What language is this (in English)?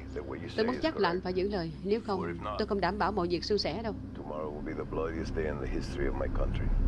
Vietnamese